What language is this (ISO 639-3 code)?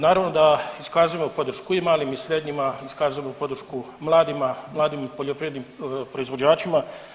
hrv